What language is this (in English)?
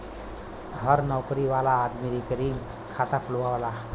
Bhojpuri